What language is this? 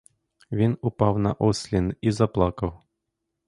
Ukrainian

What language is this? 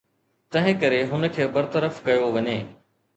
Sindhi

